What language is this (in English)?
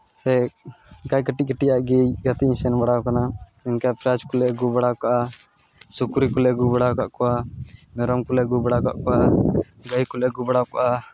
Santali